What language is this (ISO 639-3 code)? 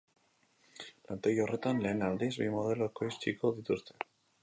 eus